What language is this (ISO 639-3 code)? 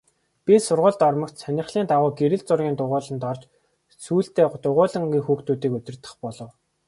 mon